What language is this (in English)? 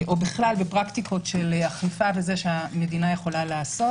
Hebrew